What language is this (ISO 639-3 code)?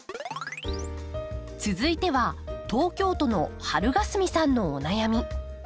jpn